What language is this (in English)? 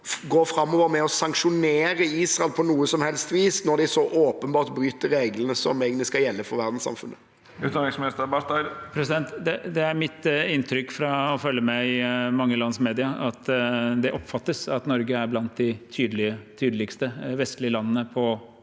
Norwegian